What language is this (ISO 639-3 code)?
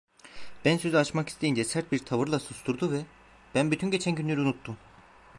tur